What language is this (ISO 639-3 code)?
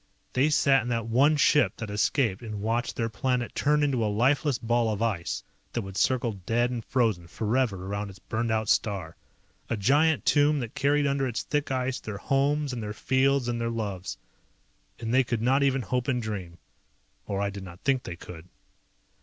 eng